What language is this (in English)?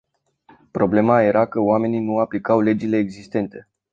Romanian